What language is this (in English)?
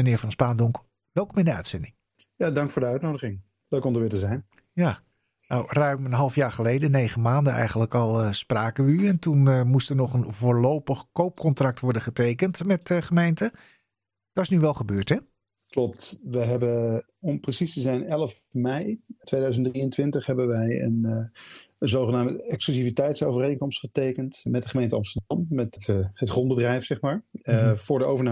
Dutch